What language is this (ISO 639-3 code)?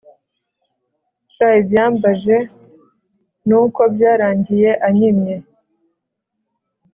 kin